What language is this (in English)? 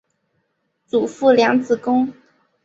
Chinese